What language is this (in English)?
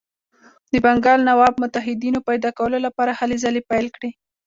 Pashto